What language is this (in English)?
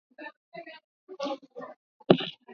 Swahili